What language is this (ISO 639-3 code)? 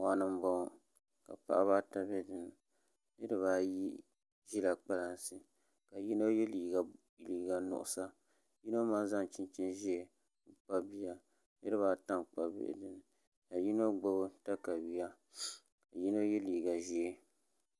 dag